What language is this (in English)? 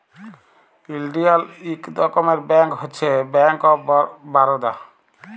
Bangla